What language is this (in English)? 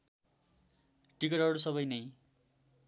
Nepali